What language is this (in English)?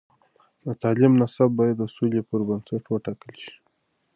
Pashto